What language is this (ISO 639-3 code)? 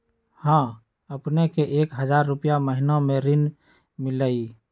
mag